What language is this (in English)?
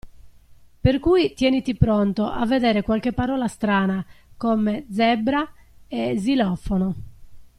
Italian